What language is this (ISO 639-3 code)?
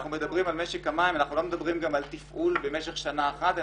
heb